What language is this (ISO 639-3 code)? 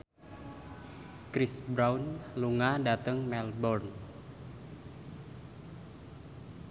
jav